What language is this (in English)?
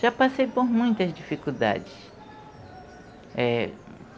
Portuguese